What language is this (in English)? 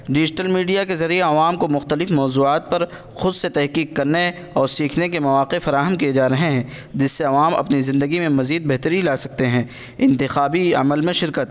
Urdu